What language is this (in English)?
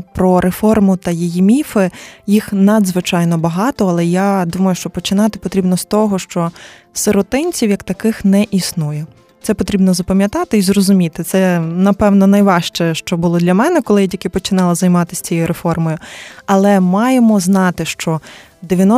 Ukrainian